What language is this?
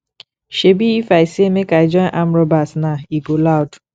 Nigerian Pidgin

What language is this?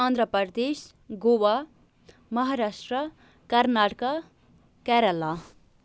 Kashmiri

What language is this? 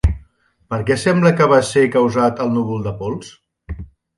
Catalan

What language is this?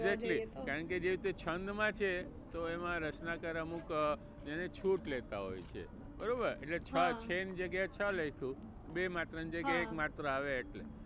Gujarati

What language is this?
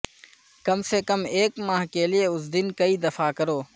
Urdu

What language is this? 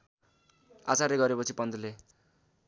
Nepali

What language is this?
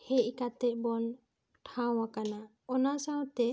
Santali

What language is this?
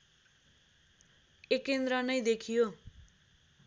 Nepali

